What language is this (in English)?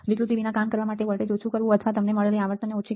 Gujarati